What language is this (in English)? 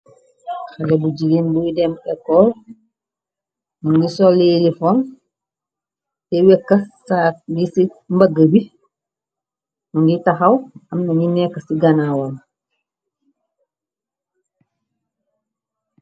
Wolof